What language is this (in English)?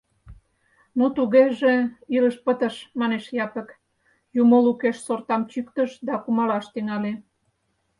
Mari